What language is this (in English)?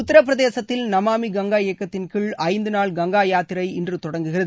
Tamil